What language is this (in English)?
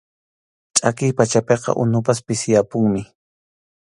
Arequipa-La Unión Quechua